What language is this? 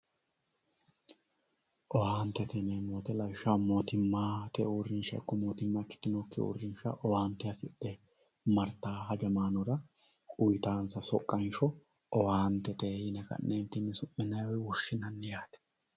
Sidamo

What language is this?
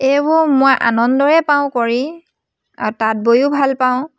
Assamese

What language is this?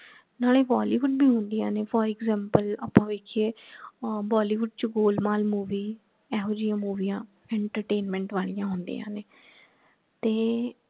Punjabi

